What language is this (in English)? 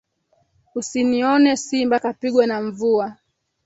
Swahili